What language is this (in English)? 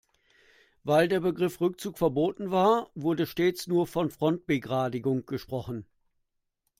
German